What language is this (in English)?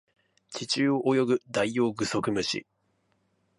Japanese